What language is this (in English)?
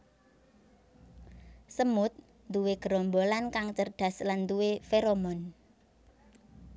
Javanese